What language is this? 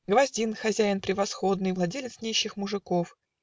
Russian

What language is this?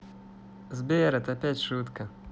Russian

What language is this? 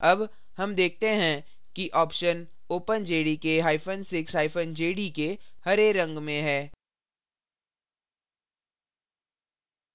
Hindi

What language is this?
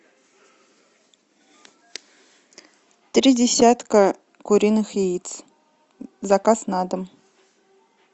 Russian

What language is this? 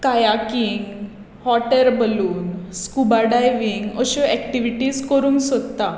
Konkani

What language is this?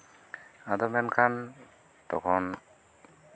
Santali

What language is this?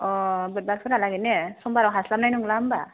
Bodo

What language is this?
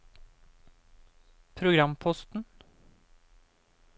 Norwegian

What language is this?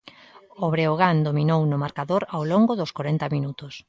Galician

